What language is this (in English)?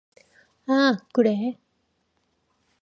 Korean